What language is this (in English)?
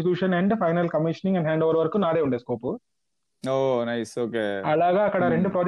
Telugu